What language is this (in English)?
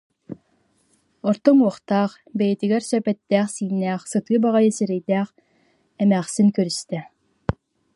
Yakut